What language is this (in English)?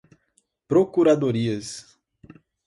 Portuguese